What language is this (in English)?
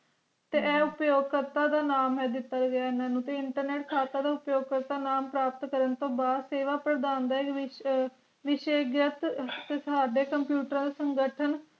Punjabi